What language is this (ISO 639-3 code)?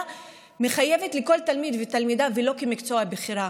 heb